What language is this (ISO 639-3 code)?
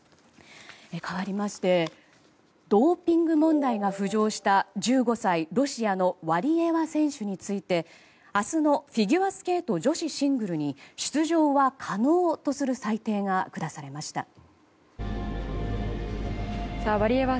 jpn